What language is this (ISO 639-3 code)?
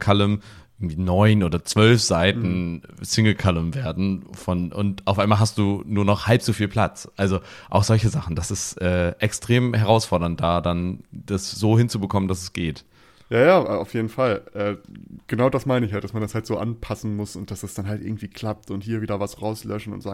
deu